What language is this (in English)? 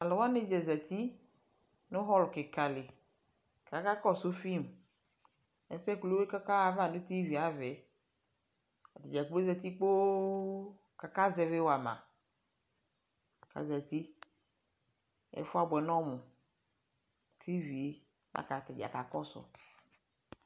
Ikposo